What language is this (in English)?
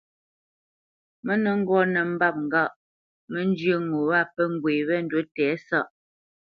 Bamenyam